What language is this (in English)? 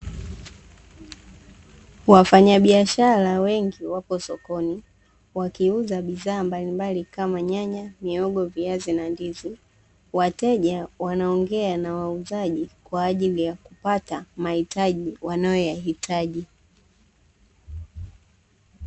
Swahili